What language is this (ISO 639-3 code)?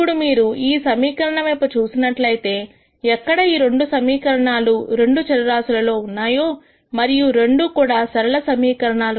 tel